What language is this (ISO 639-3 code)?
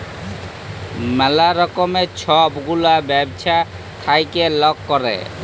ben